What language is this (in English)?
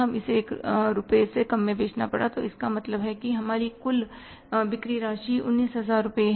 Hindi